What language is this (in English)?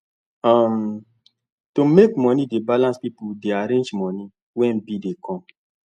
Nigerian Pidgin